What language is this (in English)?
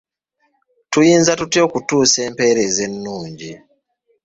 Ganda